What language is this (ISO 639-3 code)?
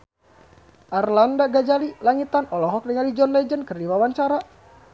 sun